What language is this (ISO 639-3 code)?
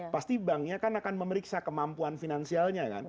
ind